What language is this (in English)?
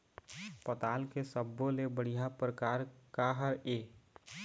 Chhattisgarhi